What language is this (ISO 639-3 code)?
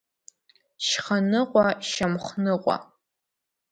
abk